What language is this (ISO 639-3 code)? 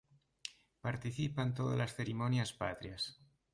glg